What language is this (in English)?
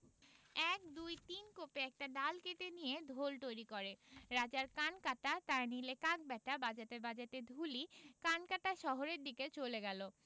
Bangla